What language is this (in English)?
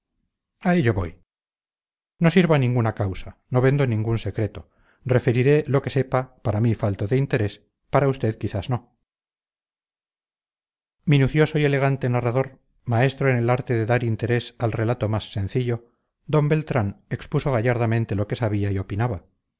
Spanish